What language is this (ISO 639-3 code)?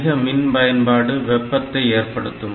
tam